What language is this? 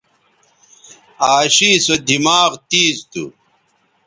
Bateri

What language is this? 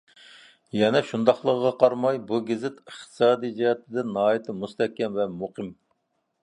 Uyghur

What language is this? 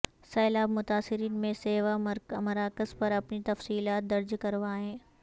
Urdu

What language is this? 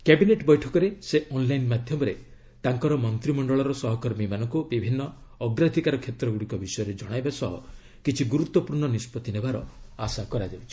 Odia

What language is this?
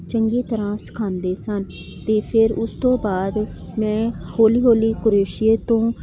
Punjabi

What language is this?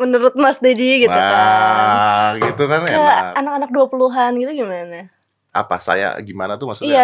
Indonesian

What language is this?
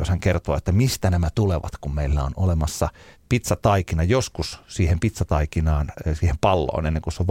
Finnish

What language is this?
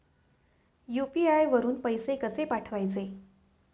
Marathi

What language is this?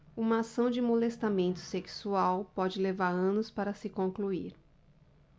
Portuguese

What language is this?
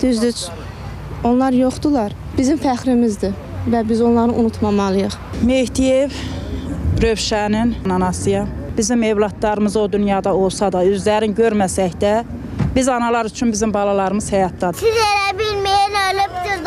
Turkish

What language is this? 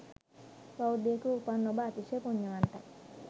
Sinhala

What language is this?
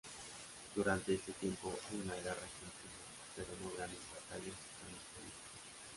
Spanish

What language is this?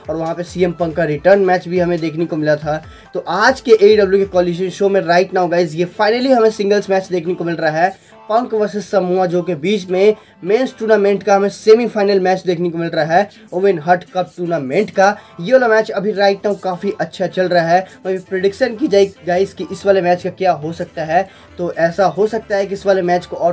Hindi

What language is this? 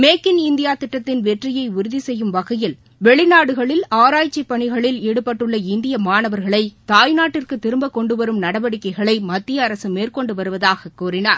Tamil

